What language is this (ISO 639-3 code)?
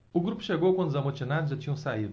por